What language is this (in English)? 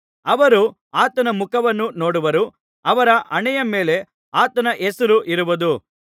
Kannada